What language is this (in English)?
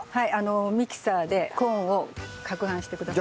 Japanese